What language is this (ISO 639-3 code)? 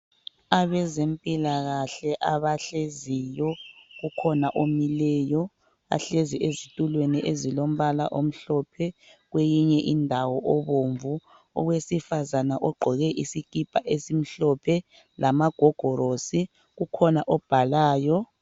nde